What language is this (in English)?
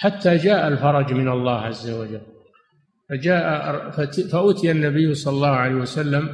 Arabic